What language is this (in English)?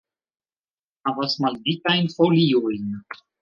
Esperanto